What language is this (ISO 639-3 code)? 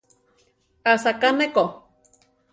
tar